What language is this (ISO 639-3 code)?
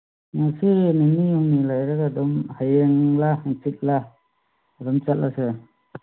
mni